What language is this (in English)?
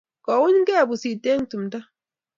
Kalenjin